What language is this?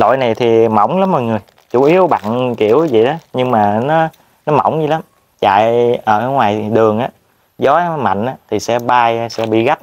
Vietnamese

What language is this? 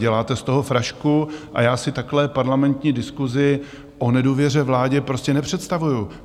Czech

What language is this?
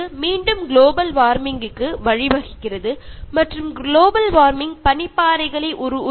Malayalam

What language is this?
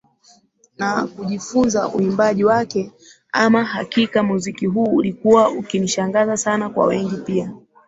Swahili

